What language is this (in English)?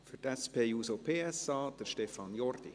Swiss German